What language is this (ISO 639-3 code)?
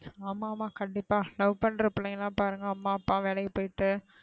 tam